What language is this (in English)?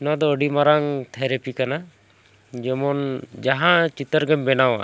Santali